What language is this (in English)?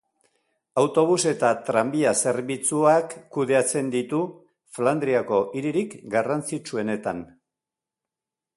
Basque